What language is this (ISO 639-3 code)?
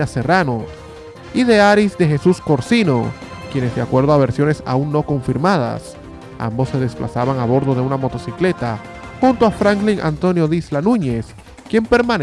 spa